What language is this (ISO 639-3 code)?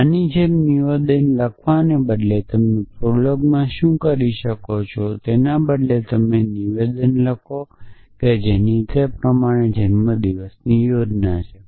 guj